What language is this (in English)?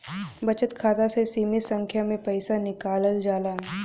Bhojpuri